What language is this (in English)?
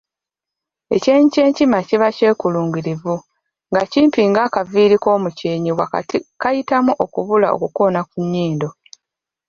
Ganda